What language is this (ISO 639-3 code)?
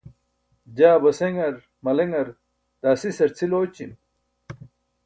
bsk